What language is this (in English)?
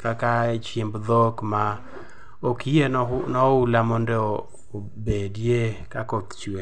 Luo (Kenya and Tanzania)